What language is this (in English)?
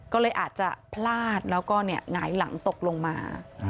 Thai